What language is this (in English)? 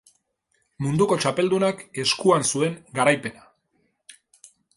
Basque